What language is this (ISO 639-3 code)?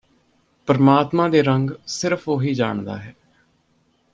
pan